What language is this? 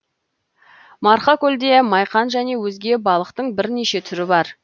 Kazakh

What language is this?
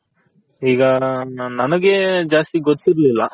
Kannada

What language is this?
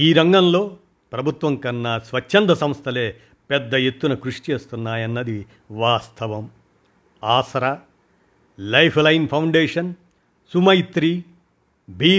Telugu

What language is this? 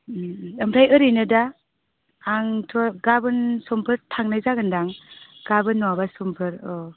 Bodo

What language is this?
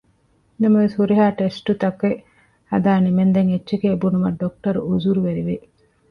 Divehi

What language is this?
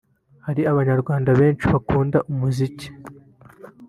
Kinyarwanda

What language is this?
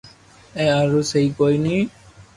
Loarki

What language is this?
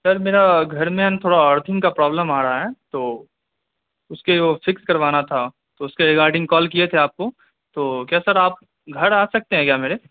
Urdu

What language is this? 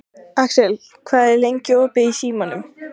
Icelandic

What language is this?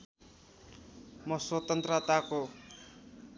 Nepali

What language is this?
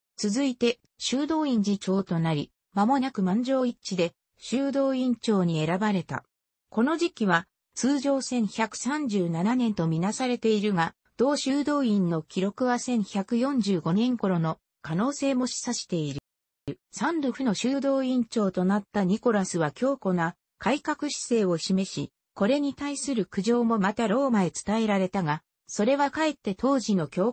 Japanese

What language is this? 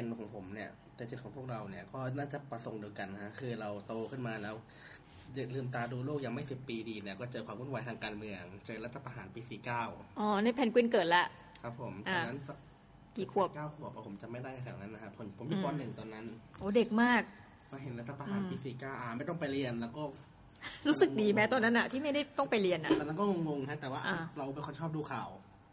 Thai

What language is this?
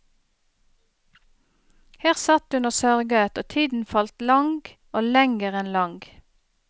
Norwegian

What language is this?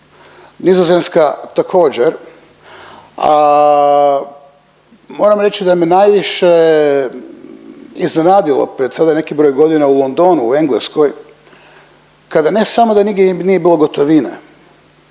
Croatian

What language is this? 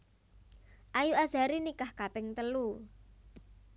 Javanese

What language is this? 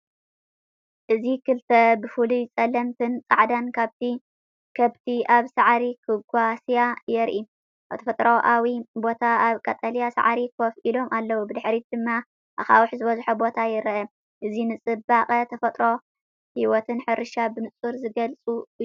Tigrinya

